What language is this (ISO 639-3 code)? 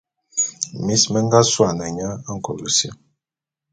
bum